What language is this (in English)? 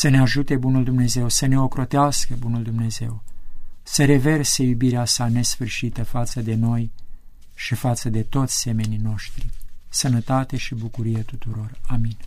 Romanian